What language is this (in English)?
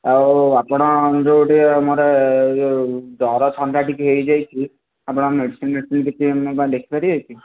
Odia